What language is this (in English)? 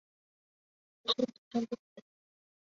Chinese